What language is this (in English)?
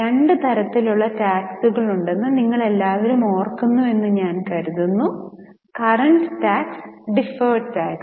Malayalam